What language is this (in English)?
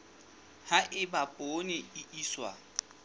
Southern Sotho